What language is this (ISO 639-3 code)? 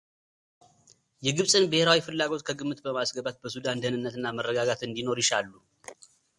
amh